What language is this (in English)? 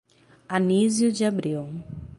Portuguese